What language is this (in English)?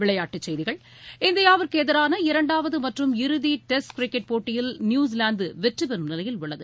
Tamil